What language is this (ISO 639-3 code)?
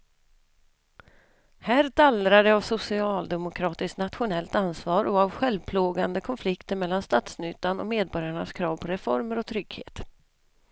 swe